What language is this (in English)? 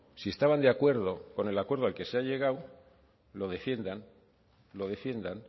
Spanish